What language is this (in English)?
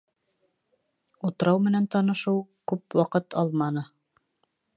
Bashkir